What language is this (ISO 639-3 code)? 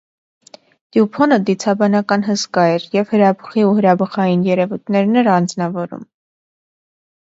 hye